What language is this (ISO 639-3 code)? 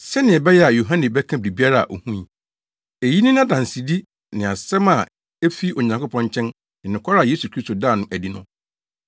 aka